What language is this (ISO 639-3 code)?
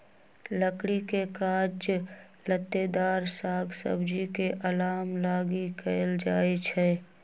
mag